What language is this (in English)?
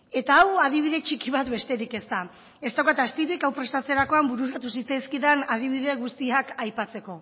Basque